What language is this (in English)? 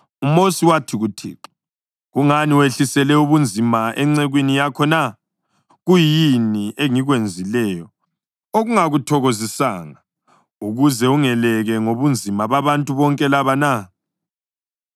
North Ndebele